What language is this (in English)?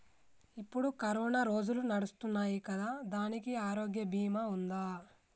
Telugu